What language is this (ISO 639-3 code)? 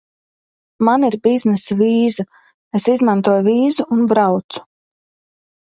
lav